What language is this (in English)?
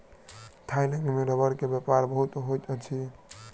Maithili